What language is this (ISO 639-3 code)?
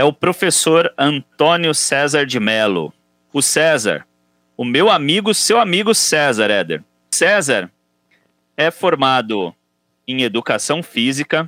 por